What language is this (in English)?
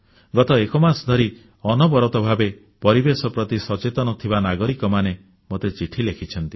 Odia